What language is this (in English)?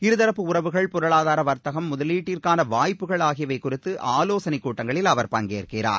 Tamil